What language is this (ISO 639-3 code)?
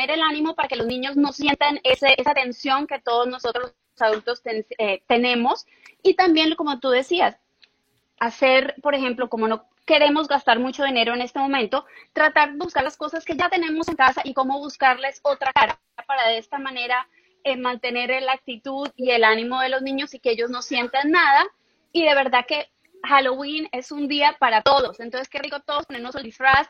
spa